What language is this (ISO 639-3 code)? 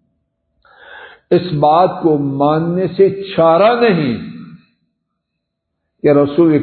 ara